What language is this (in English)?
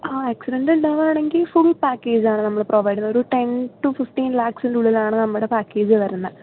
Malayalam